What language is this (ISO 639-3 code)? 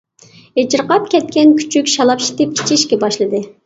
uig